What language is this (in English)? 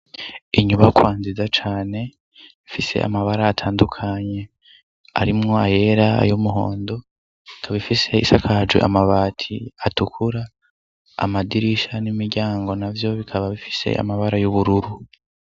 Rundi